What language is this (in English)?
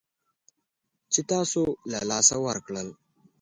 Pashto